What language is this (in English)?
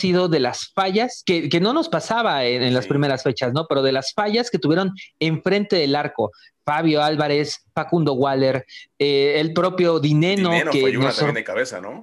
Spanish